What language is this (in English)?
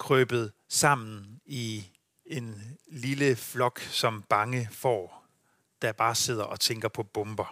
Danish